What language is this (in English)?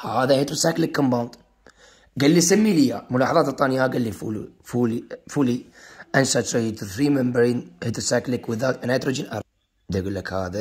Arabic